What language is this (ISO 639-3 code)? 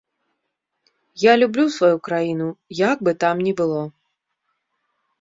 bel